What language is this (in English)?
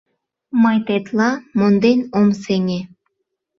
Mari